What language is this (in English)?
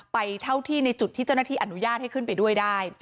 Thai